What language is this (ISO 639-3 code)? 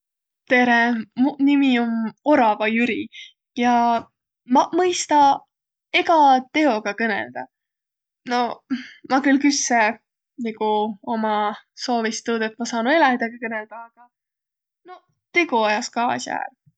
vro